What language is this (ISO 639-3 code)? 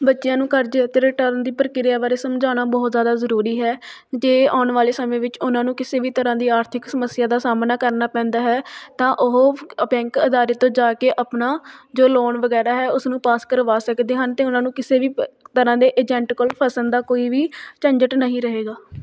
pan